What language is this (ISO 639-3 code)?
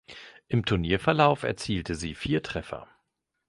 deu